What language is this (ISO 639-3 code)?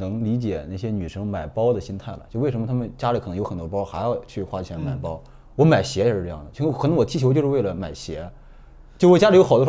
zho